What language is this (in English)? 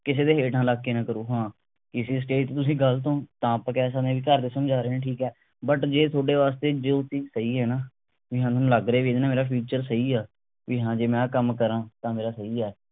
Punjabi